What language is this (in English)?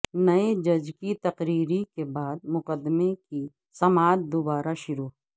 Urdu